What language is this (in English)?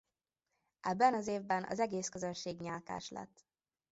Hungarian